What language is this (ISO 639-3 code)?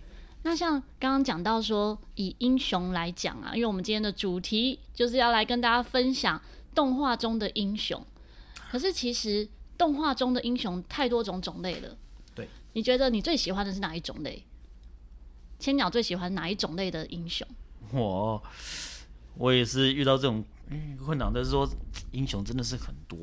zho